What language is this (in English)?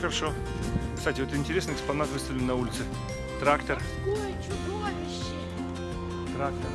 Russian